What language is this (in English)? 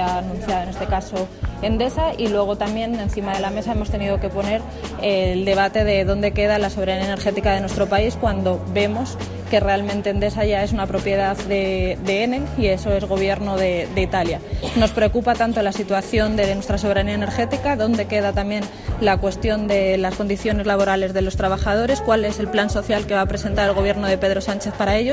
Spanish